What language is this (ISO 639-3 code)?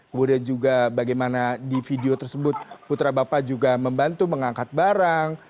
ind